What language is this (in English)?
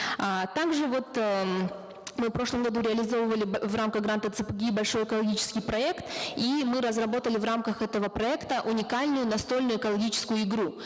Kazakh